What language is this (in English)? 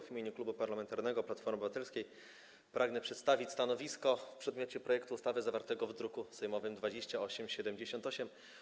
Polish